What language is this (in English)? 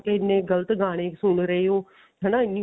Punjabi